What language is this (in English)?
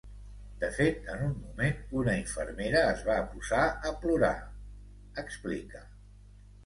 Catalan